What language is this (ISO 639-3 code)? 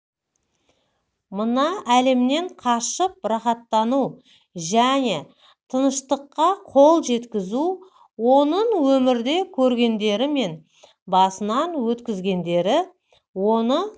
kaz